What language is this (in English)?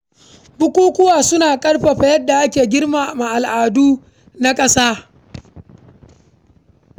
Hausa